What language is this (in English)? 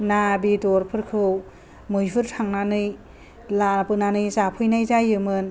Bodo